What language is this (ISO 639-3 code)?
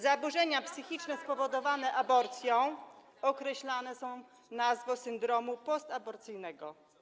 pol